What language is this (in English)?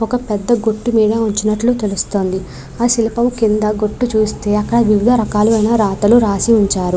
Telugu